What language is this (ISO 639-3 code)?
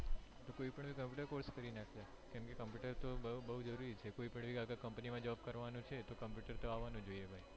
guj